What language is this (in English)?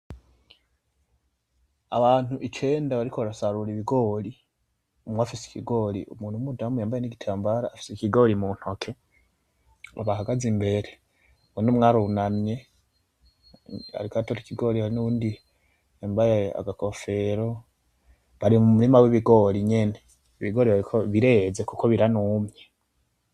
Rundi